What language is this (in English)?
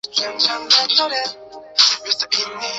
Chinese